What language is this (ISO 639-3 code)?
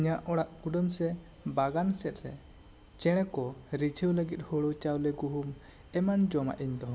sat